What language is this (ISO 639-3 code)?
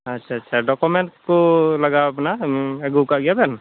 sat